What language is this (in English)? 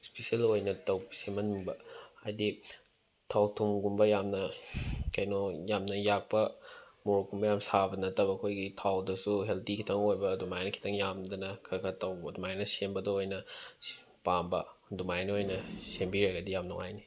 Manipuri